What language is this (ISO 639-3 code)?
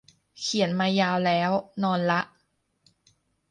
tha